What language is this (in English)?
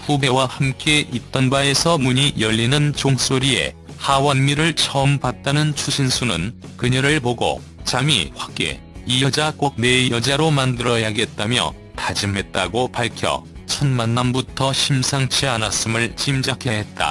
Korean